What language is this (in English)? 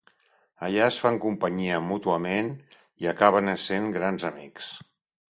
Catalan